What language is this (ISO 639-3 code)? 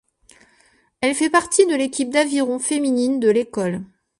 fra